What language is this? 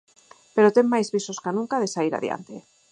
Galician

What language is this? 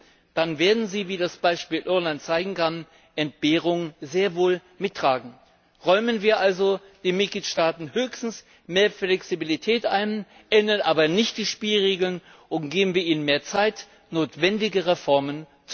German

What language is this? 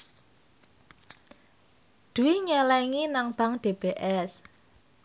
Javanese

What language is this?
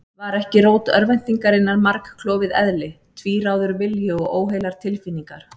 Icelandic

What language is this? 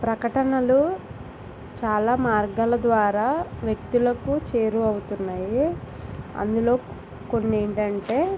Telugu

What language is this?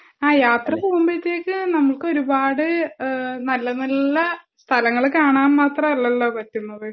Malayalam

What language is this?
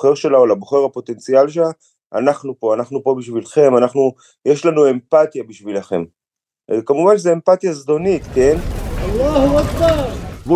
Hebrew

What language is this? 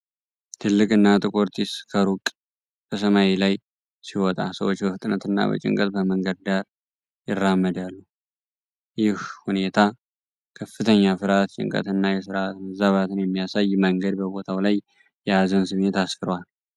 Amharic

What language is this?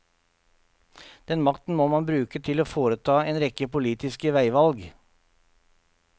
Norwegian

